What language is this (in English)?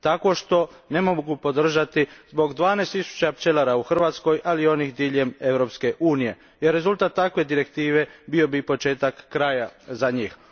Croatian